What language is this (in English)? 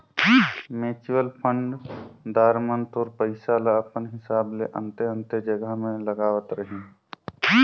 Chhattisgarhi